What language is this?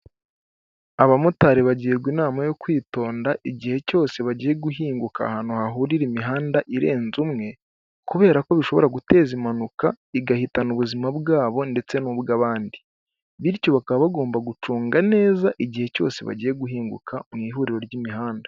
Kinyarwanda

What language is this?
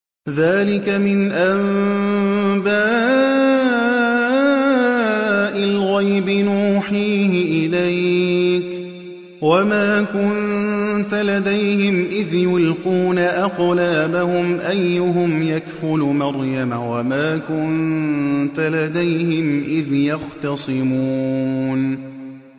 Arabic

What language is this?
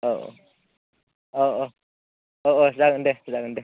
Bodo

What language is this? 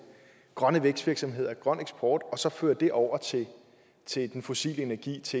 Danish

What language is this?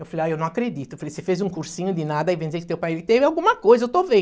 Portuguese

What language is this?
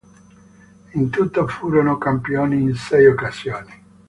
Italian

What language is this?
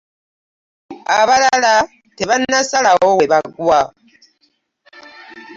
Ganda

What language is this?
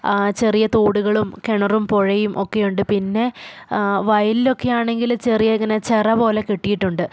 Malayalam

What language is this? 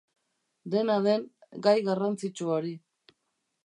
Basque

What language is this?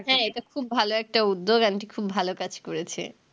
Bangla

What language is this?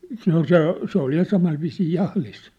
Finnish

